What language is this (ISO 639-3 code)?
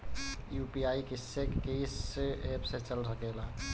bho